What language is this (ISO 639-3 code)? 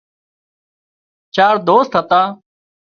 kxp